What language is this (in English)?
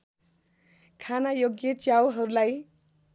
Nepali